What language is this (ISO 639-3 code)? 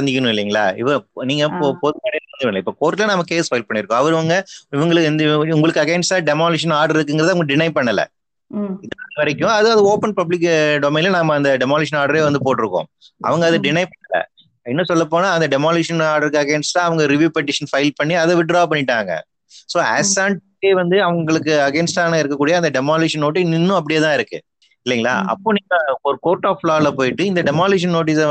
tam